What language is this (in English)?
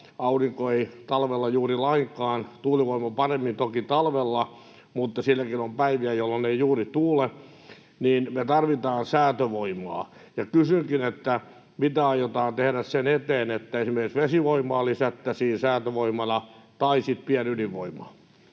Finnish